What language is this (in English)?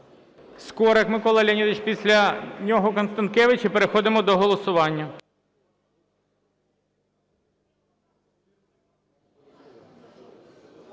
Ukrainian